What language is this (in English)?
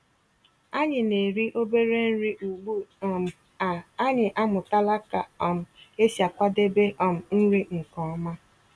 Igbo